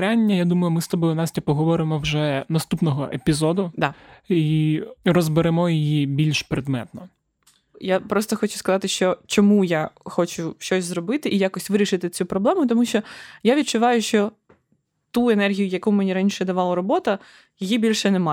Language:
Ukrainian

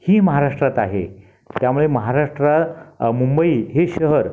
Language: Marathi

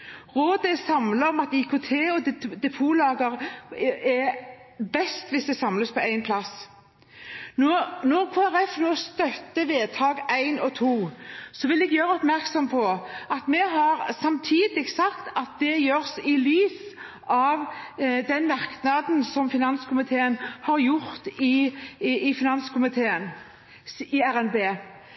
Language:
Norwegian Bokmål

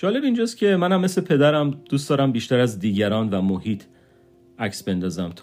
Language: Persian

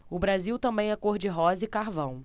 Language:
Portuguese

